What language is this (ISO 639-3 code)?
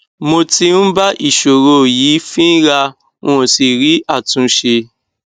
yor